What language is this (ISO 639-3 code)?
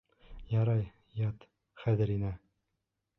bak